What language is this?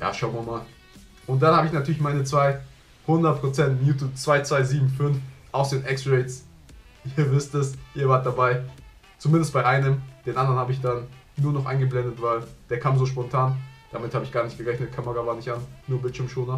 German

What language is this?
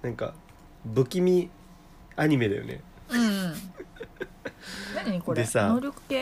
Japanese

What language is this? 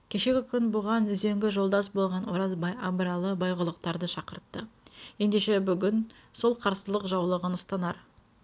Kazakh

